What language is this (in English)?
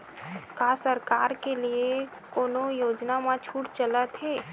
Chhattisgarhi